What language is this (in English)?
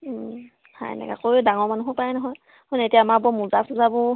Assamese